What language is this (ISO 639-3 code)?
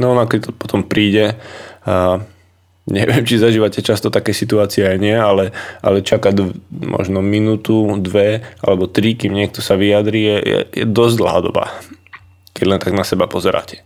slk